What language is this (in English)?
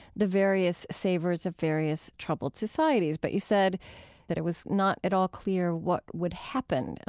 English